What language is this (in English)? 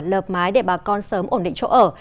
Vietnamese